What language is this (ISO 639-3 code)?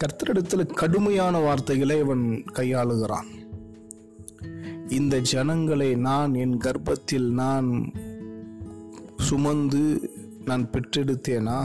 tam